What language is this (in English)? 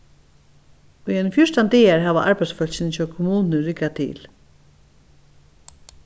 Faroese